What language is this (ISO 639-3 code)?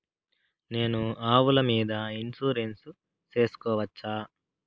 tel